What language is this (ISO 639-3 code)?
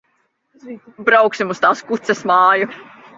lav